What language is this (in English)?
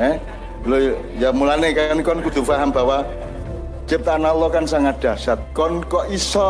Indonesian